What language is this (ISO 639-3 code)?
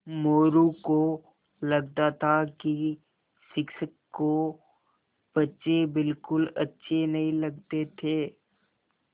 hin